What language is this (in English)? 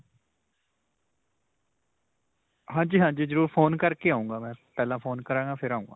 Punjabi